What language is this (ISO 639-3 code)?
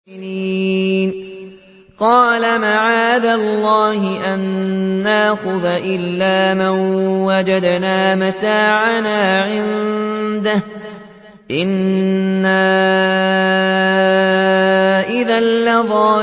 ara